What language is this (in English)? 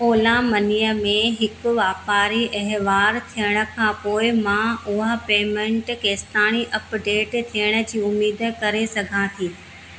Sindhi